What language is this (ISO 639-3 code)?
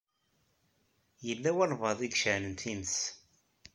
kab